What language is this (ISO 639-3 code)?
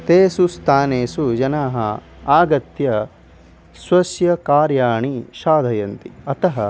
san